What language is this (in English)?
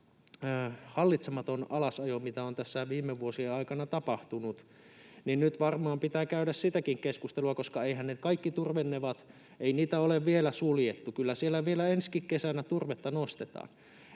Finnish